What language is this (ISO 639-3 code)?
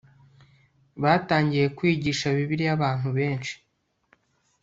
kin